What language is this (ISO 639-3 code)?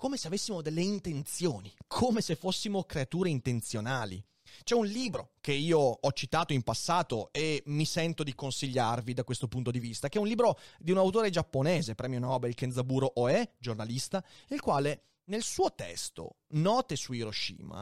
ita